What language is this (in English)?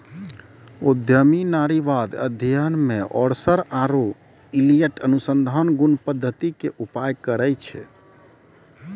Maithili